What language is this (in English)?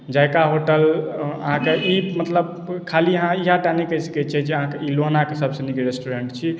Maithili